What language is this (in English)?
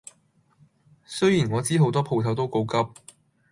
Cantonese